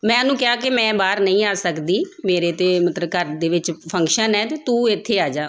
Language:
Punjabi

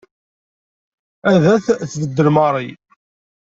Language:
Kabyle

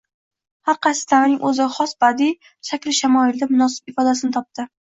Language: Uzbek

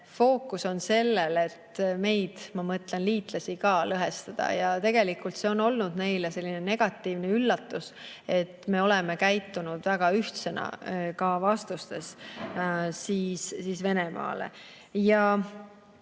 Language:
Estonian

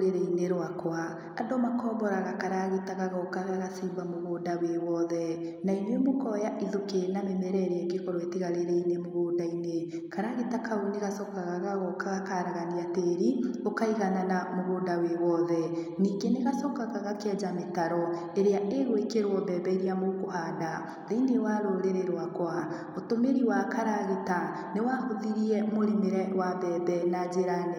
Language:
Kikuyu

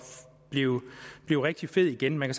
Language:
Danish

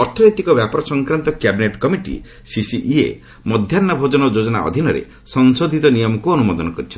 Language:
Odia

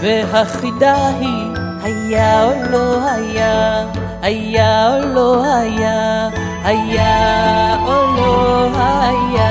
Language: Hebrew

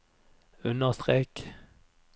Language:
Norwegian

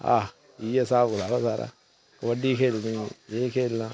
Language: Dogri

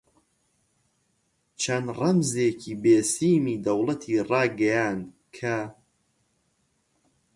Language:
Central Kurdish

